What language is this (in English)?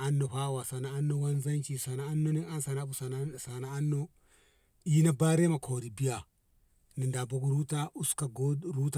Ngamo